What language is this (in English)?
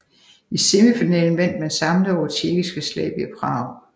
Danish